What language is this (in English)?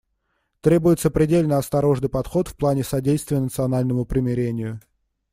Russian